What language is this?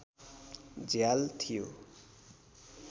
Nepali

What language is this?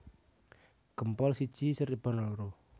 Javanese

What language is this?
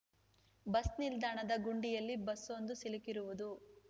Kannada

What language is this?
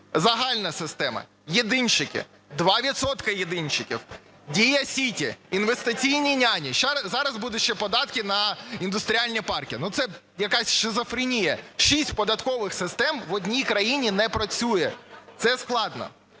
Ukrainian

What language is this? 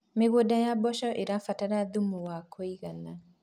Kikuyu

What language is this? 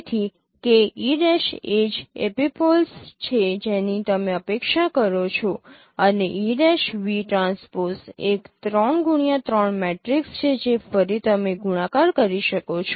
Gujarati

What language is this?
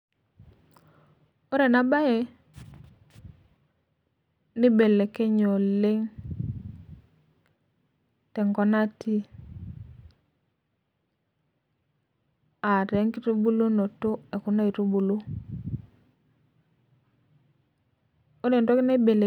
Masai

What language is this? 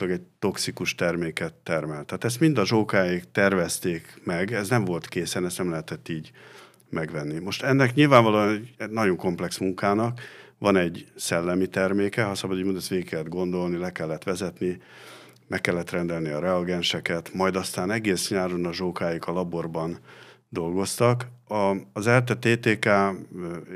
Hungarian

